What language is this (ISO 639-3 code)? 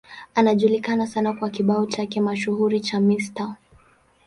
swa